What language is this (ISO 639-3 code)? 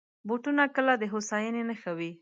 pus